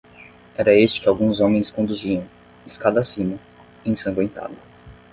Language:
Portuguese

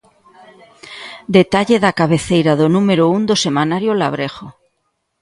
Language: Galician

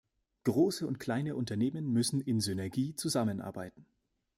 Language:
German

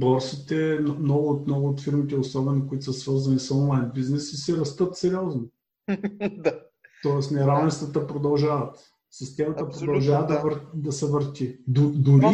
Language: Bulgarian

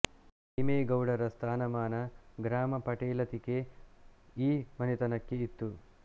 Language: Kannada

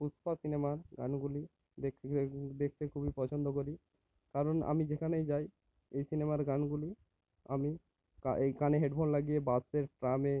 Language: Bangla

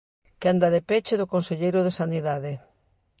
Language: Galician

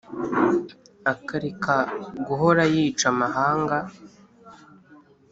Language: Kinyarwanda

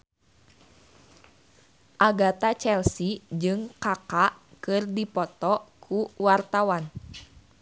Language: Sundanese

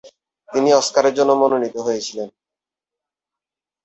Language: Bangla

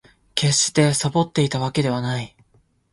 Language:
Japanese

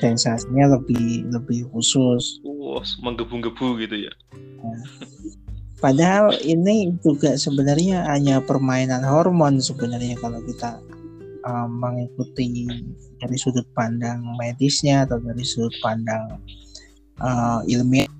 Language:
Indonesian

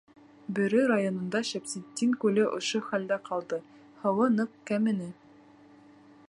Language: Bashkir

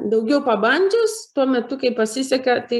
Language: Lithuanian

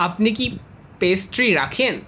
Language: Bangla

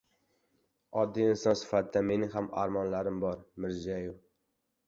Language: Uzbek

